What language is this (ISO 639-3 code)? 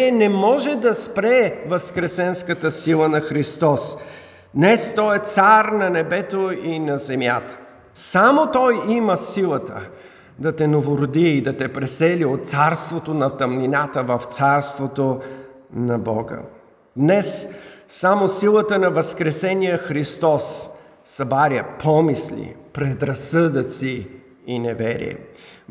bul